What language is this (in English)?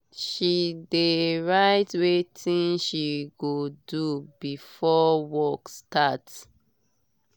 Nigerian Pidgin